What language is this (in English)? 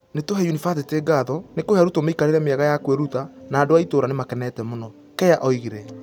Kikuyu